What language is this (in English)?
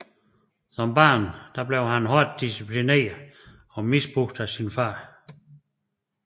Danish